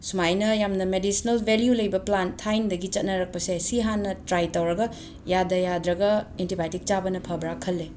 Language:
Manipuri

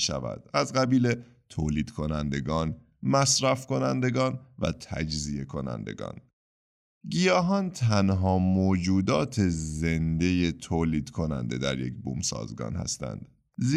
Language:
Persian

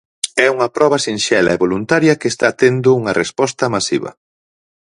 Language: Galician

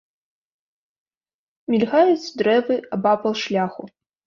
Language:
Belarusian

